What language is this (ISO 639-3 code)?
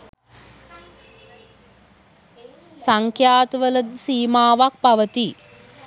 sin